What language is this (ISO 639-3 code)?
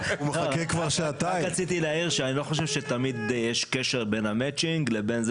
heb